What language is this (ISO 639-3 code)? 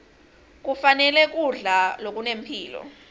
ssw